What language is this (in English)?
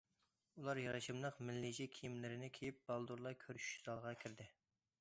Uyghur